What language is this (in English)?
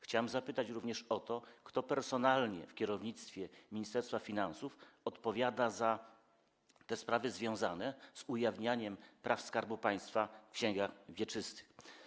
Polish